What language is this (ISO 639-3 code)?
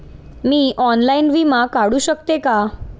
mar